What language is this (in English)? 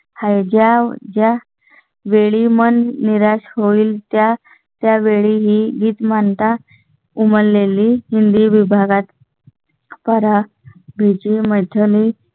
Marathi